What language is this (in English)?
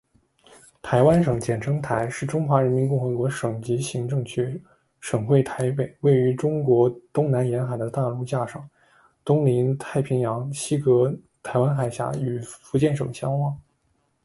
Chinese